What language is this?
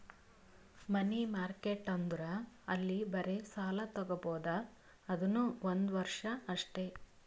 Kannada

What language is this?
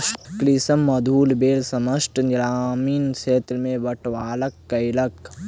Maithili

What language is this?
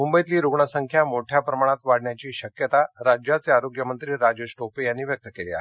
Marathi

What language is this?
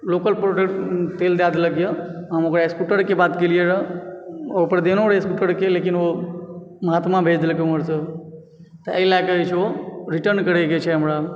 Maithili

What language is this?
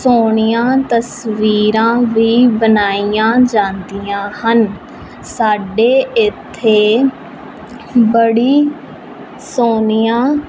Punjabi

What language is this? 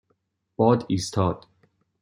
Persian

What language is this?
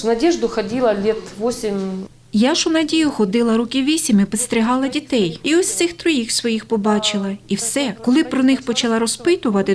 Ukrainian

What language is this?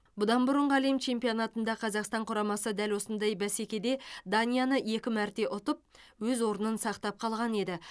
Kazakh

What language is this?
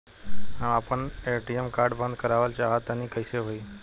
Bhojpuri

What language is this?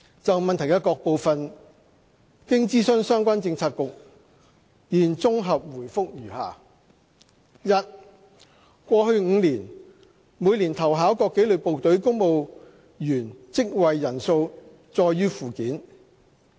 Cantonese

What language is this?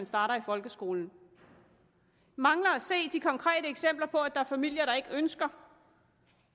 Danish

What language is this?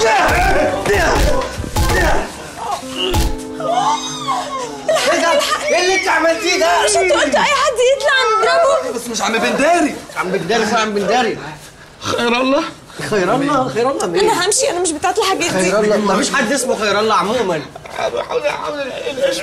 Arabic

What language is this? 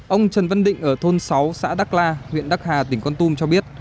Vietnamese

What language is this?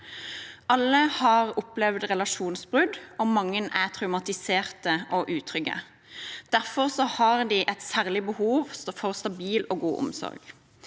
Norwegian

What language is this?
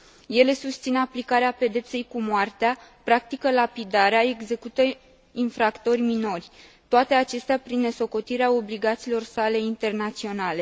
Romanian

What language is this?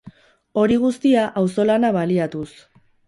Basque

